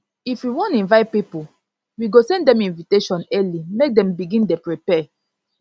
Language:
Nigerian Pidgin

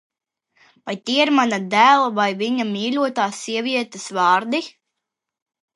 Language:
Latvian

